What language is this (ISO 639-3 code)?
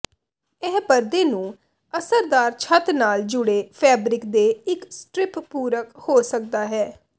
pan